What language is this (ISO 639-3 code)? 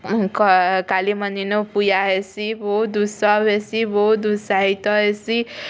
ori